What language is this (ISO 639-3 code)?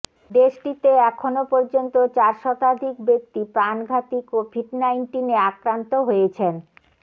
ben